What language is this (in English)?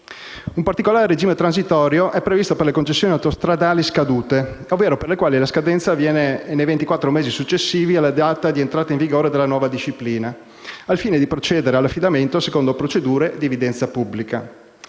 Italian